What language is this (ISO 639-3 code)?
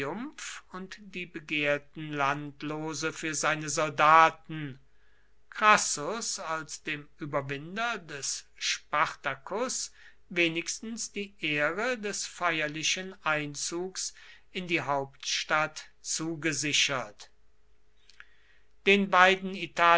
deu